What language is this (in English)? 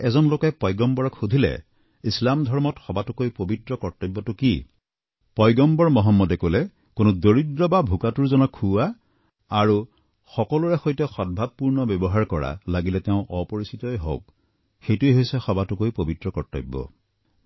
Assamese